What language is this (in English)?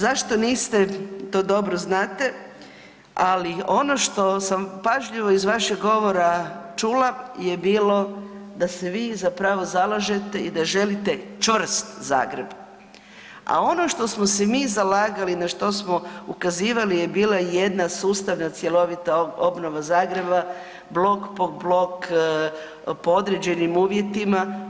Croatian